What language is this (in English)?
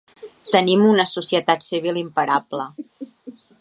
Catalan